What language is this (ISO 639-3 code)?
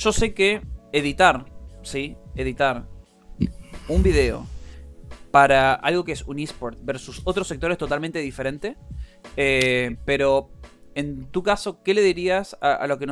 spa